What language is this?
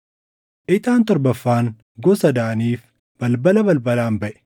Oromo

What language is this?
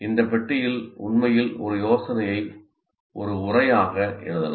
Tamil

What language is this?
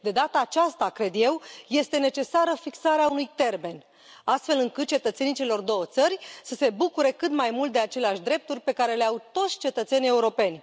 Romanian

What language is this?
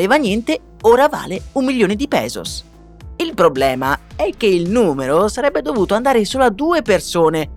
Italian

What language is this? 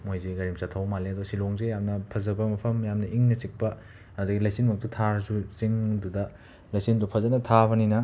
Manipuri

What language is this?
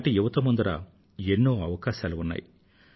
Telugu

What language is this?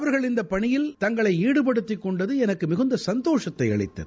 Tamil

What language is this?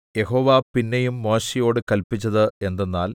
Malayalam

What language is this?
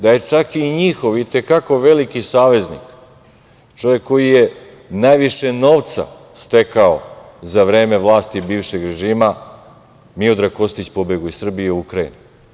Serbian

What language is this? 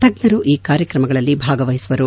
Kannada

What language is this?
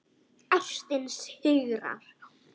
Icelandic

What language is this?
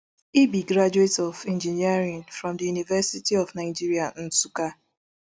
Nigerian Pidgin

